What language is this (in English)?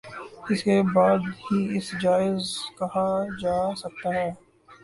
Urdu